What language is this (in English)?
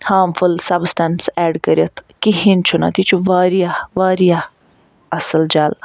Kashmiri